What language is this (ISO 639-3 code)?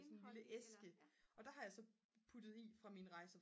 dan